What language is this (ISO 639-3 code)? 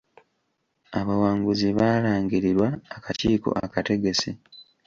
lug